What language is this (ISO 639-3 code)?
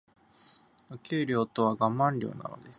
jpn